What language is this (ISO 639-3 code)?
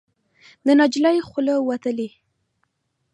pus